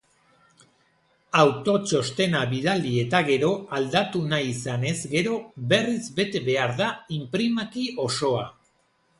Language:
Basque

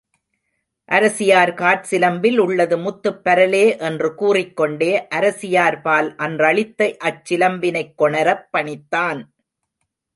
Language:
Tamil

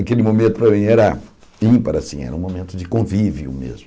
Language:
Portuguese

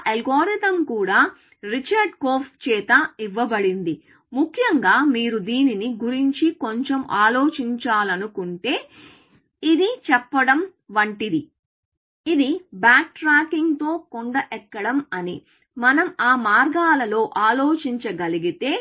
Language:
Telugu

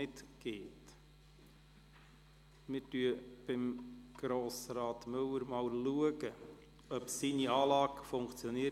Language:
Swiss German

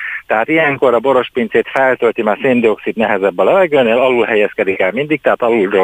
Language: Hungarian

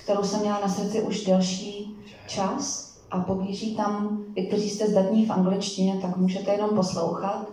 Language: Czech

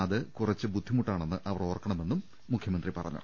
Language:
Malayalam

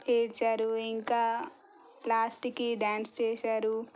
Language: Telugu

